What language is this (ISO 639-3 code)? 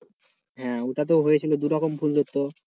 ben